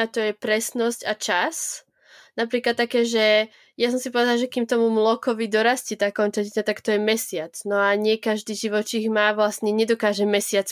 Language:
Slovak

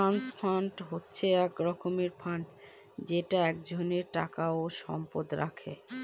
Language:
Bangla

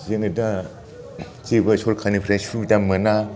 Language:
Bodo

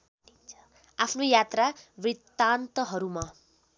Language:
Nepali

